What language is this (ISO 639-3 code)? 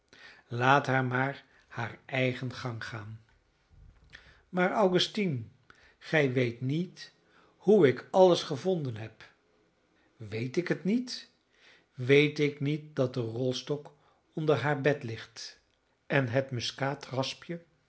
nld